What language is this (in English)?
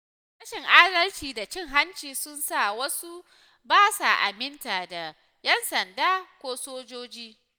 Hausa